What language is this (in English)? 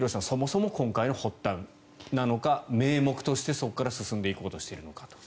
Japanese